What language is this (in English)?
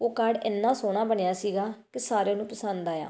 Punjabi